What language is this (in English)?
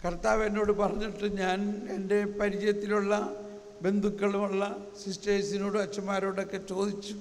Malayalam